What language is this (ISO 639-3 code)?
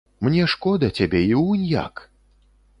bel